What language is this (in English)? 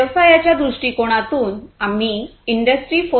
Marathi